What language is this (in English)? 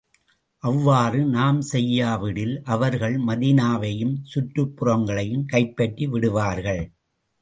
Tamil